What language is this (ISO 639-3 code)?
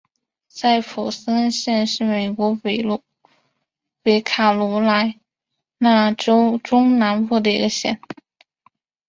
zho